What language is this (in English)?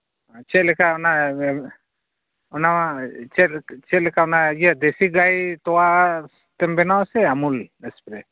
Santali